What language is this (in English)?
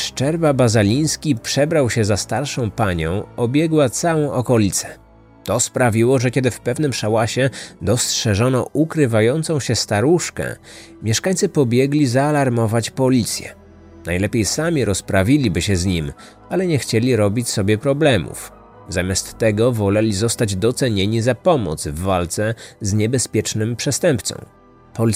Polish